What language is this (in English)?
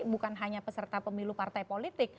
Indonesian